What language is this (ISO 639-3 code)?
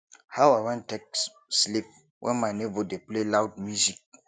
pcm